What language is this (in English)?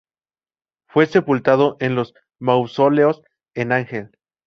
Spanish